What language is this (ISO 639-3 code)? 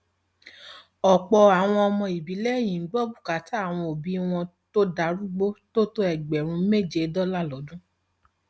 yor